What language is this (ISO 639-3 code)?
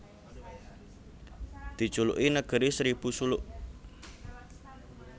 jav